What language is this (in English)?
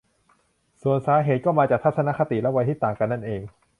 Thai